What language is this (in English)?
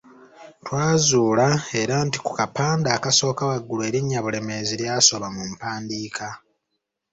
Ganda